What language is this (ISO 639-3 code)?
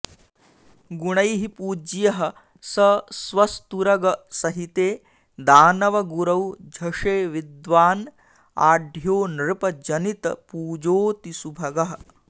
san